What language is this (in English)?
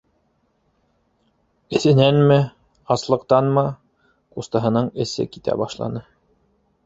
Bashkir